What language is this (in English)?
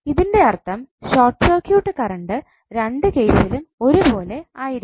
Malayalam